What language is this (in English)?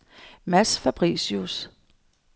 Danish